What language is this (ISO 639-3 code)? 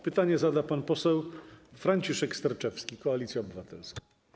pol